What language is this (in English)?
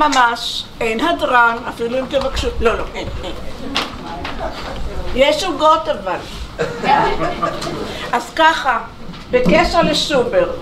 Hebrew